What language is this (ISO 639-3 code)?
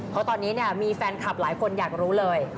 tha